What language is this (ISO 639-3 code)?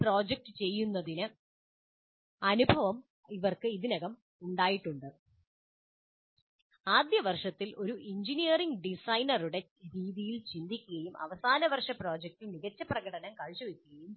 mal